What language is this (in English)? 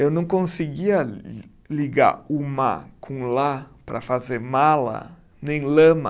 Portuguese